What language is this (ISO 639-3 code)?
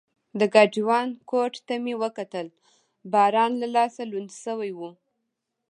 pus